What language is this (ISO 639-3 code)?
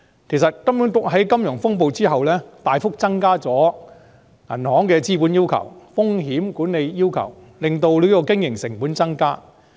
yue